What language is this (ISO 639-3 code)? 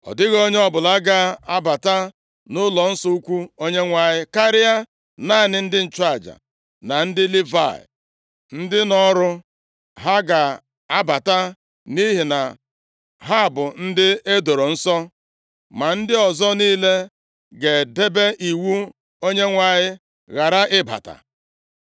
ibo